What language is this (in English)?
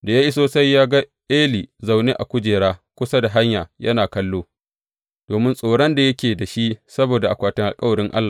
Hausa